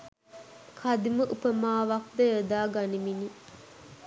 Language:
Sinhala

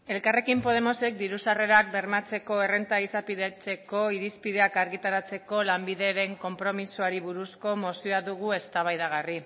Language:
Basque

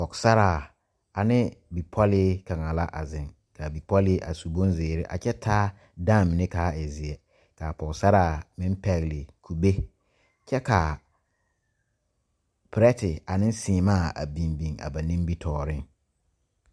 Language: Southern Dagaare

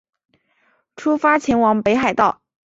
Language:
Chinese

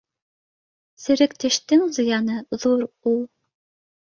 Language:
Bashkir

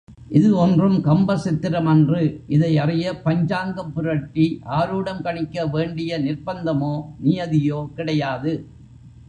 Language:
Tamil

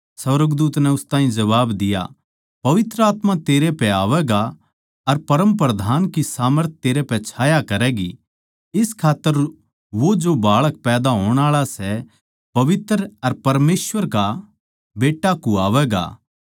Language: Haryanvi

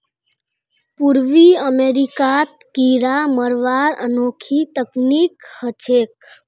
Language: Magahi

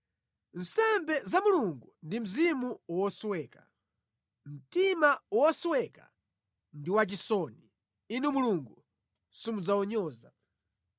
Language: Nyanja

